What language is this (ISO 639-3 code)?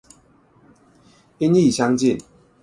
zho